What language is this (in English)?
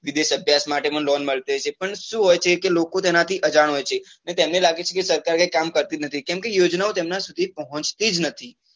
Gujarati